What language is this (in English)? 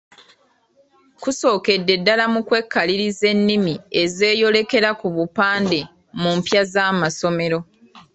Ganda